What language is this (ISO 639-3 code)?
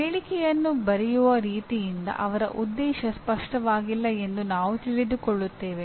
kan